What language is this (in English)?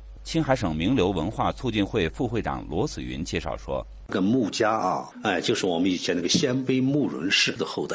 Chinese